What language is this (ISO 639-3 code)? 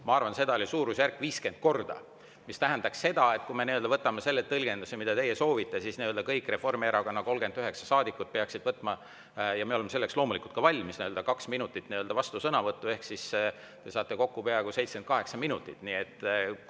est